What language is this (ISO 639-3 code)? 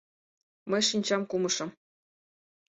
chm